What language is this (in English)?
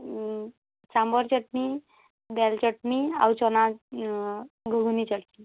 Odia